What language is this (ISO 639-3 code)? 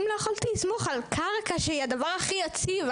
heb